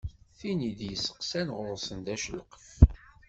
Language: Kabyle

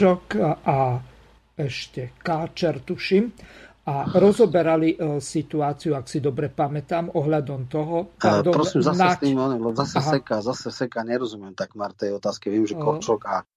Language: Slovak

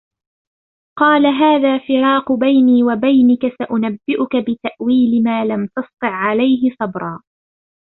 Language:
Arabic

